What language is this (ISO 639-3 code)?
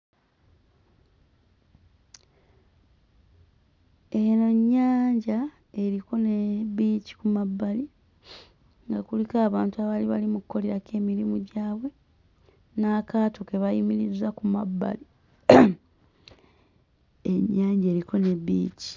lug